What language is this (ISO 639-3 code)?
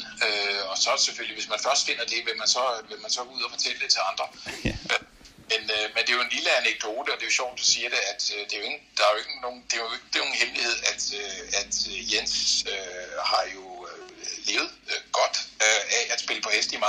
dan